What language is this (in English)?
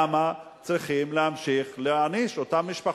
Hebrew